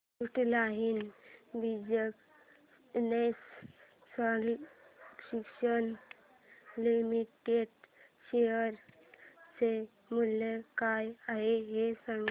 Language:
Marathi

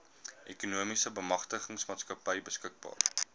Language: Afrikaans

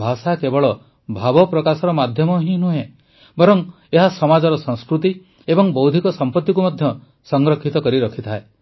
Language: Odia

